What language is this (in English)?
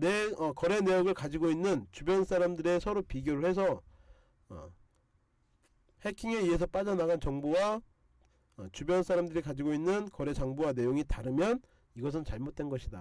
Korean